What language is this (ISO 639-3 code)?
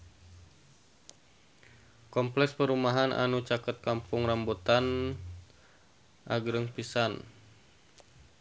sun